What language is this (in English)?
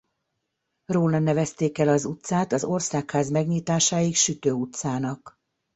Hungarian